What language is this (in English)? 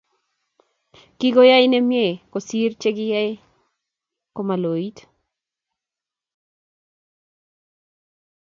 Kalenjin